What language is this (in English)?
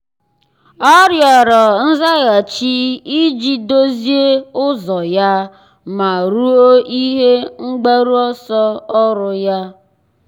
Igbo